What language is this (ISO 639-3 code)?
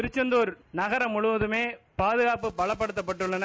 tam